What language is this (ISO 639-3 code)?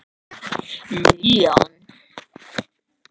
isl